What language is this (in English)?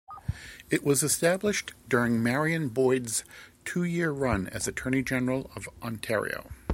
English